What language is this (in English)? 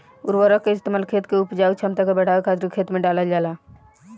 Bhojpuri